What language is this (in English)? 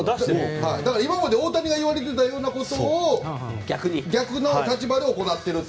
Japanese